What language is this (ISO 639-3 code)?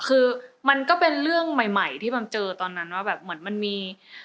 tha